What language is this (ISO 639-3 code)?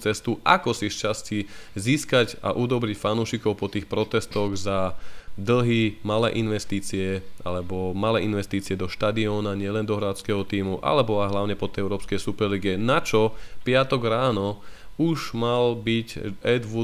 slk